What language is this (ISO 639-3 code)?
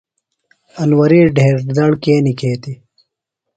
phl